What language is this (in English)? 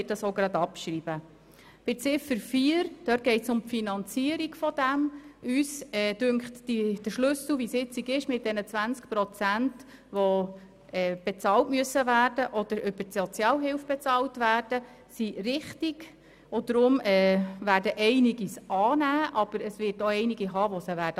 Swiss German